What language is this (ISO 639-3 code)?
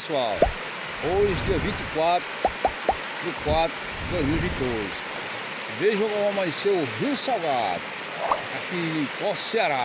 por